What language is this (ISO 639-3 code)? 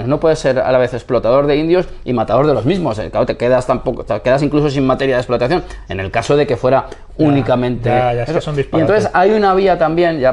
spa